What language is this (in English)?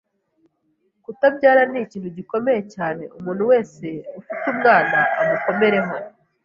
Kinyarwanda